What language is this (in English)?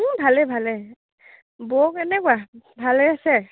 Assamese